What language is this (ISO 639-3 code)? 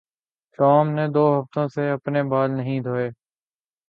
urd